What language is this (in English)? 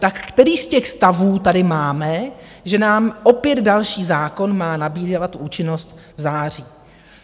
Czech